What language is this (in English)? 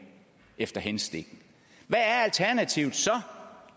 Danish